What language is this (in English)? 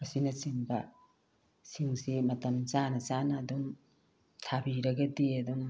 Manipuri